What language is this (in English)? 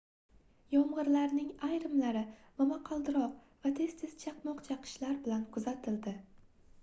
Uzbek